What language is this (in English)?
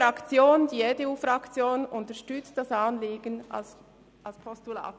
Swiss German